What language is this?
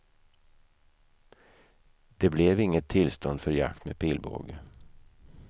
Swedish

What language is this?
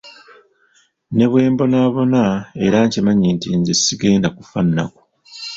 Ganda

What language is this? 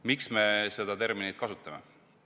Estonian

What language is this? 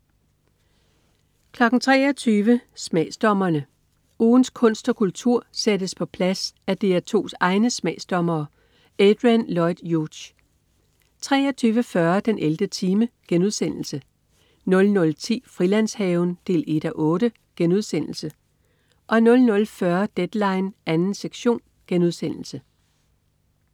Danish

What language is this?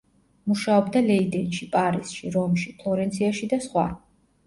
Georgian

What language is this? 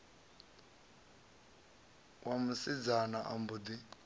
Venda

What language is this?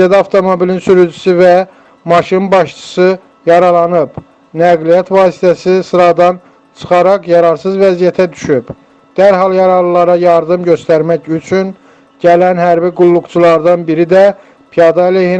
Turkish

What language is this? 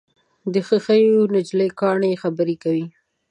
Pashto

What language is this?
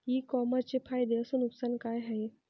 Marathi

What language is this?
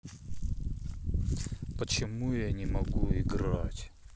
Russian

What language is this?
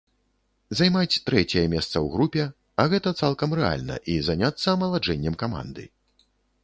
Belarusian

